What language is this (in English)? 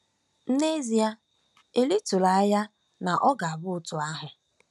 Igbo